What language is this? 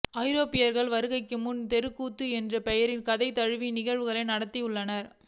Tamil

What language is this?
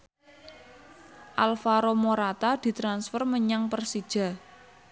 Javanese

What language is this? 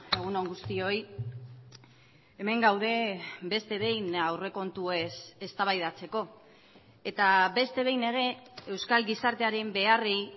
Basque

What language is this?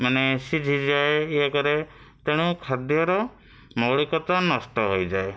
Odia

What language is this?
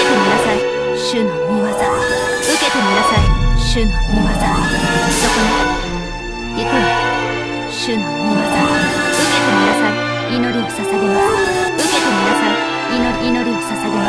Japanese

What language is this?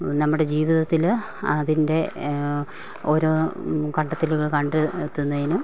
Malayalam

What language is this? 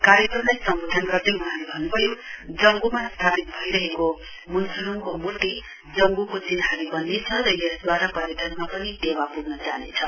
Nepali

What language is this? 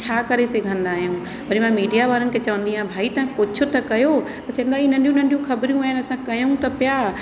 Sindhi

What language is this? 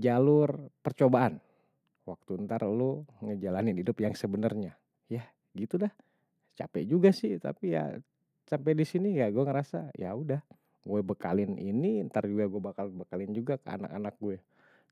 Betawi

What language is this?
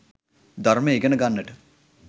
Sinhala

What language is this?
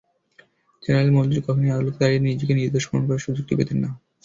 Bangla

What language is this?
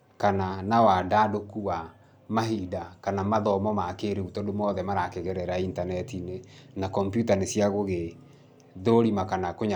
Kikuyu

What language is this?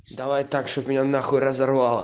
Russian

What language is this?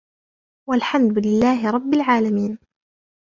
Arabic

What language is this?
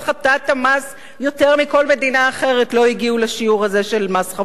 Hebrew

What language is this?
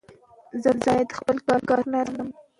Pashto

